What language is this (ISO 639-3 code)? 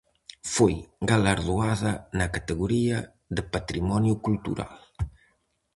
glg